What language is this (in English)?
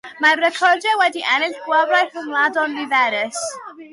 Welsh